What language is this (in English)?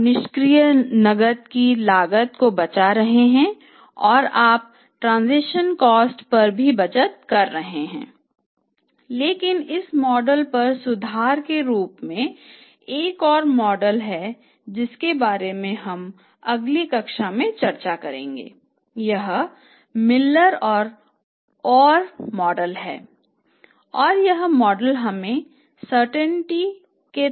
Hindi